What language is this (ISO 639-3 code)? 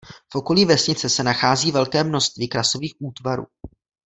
ces